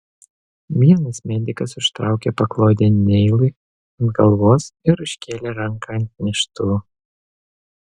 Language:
Lithuanian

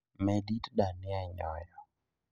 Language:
Luo (Kenya and Tanzania)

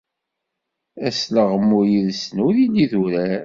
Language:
Kabyle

